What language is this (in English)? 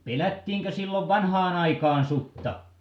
Finnish